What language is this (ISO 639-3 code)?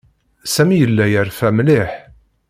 kab